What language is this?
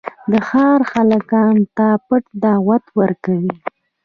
Pashto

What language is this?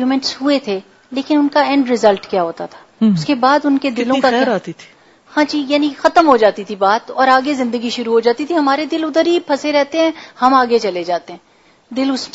Urdu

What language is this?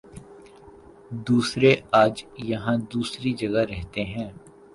Urdu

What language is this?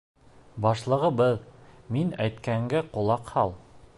Bashkir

